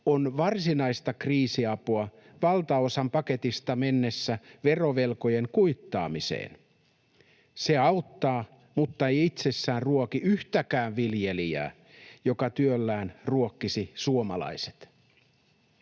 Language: Finnish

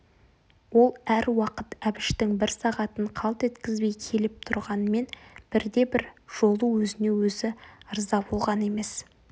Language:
Kazakh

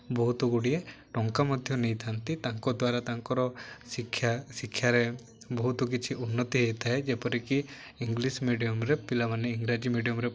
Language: Odia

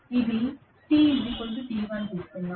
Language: Telugu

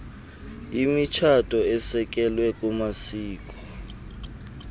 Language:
Xhosa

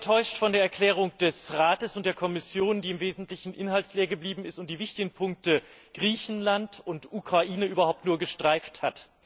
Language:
German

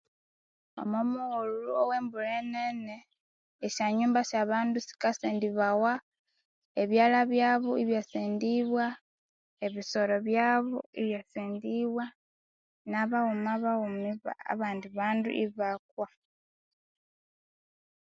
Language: Konzo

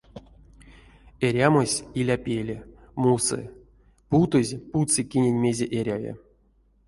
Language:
Erzya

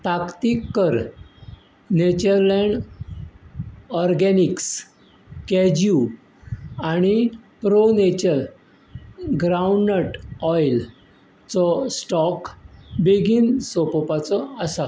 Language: Konkani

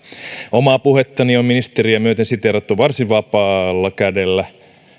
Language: Finnish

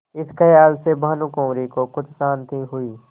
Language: Hindi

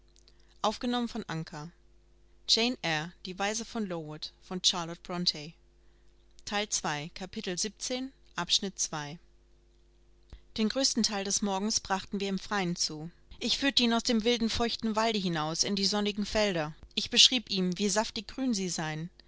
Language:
German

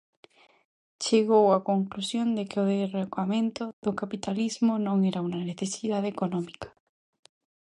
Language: Galician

